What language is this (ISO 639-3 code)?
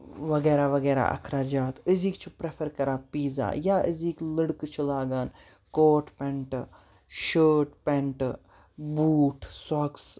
kas